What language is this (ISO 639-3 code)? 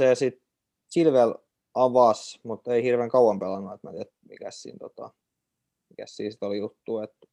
fin